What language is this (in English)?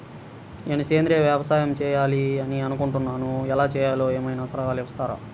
Telugu